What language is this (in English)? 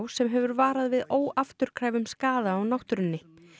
Icelandic